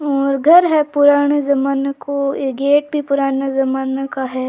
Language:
Rajasthani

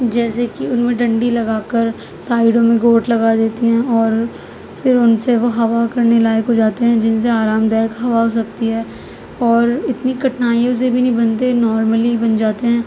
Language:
Urdu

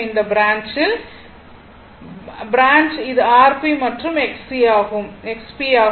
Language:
Tamil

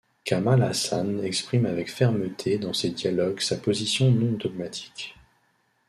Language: French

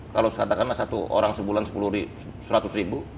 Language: Indonesian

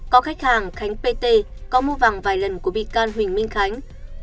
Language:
Vietnamese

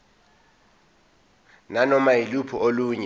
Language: Zulu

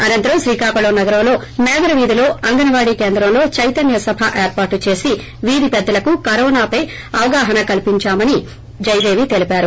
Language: Telugu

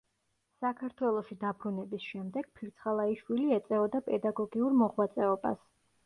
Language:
Georgian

